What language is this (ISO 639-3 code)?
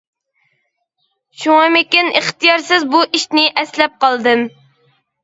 uig